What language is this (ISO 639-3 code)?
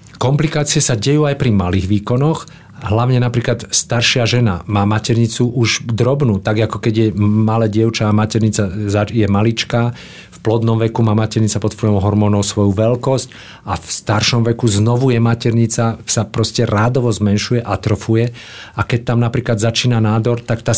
slk